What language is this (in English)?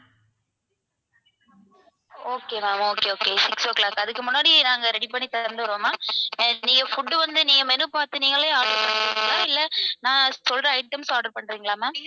Tamil